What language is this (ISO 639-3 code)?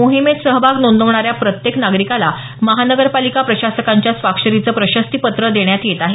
mar